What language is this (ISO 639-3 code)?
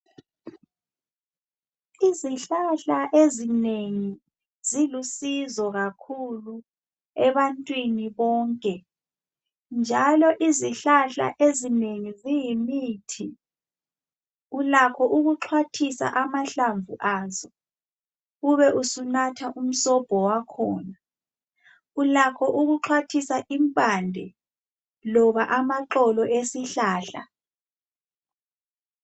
nde